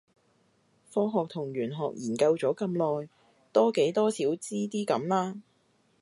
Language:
Cantonese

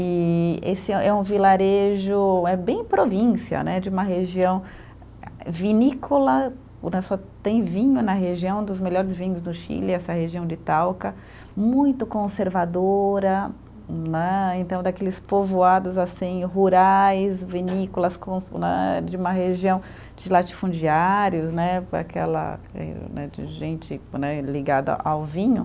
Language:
Portuguese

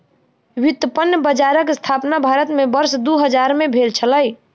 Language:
Maithili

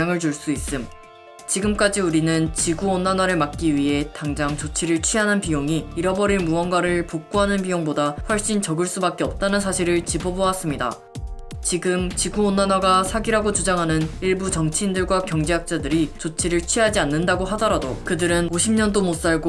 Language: Korean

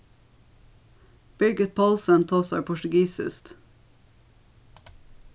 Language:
Faroese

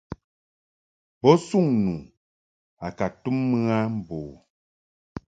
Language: Mungaka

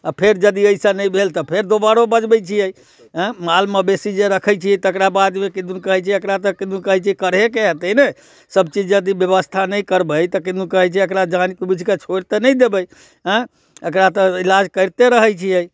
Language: Maithili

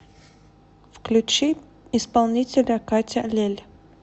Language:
Russian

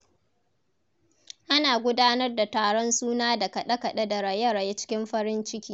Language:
Hausa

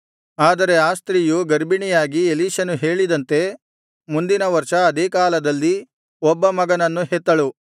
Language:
Kannada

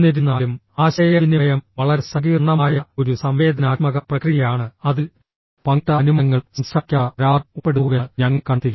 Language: Malayalam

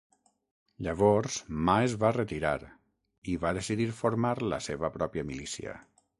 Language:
Catalan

